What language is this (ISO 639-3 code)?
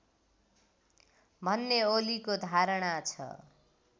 nep